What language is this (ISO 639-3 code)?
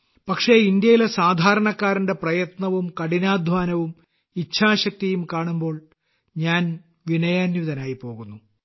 mal